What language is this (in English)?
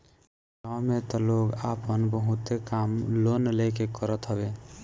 Bhojpuri